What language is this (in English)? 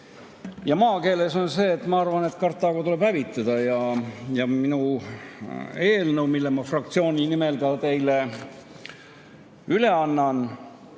Estonian